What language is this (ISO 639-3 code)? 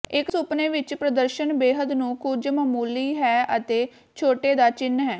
pan